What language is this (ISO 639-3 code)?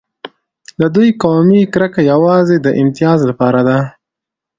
pus